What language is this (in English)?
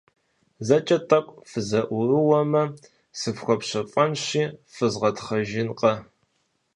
Kabardian